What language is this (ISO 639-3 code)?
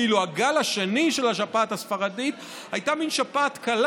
heb